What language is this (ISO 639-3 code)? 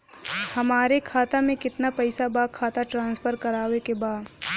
bho